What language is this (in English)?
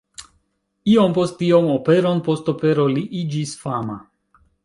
Esperanto